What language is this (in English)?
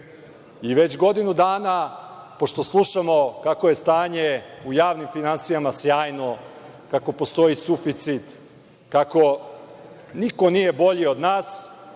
Serbian